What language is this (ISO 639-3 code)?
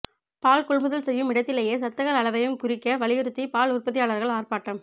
tam